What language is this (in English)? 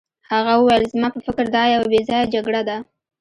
Pashto